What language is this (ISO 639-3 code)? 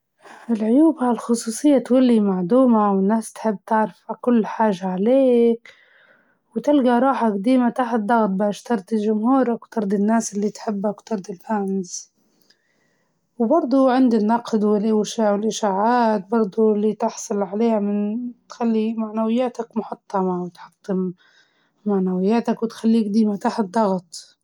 ayl